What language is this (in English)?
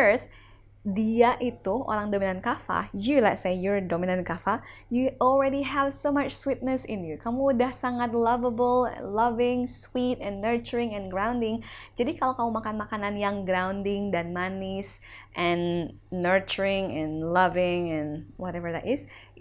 Indonesian